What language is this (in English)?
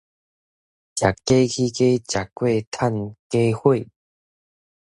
Min Nan Chinese